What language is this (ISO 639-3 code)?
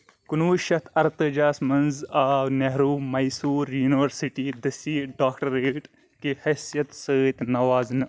kas